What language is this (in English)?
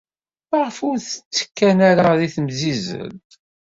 Kabyle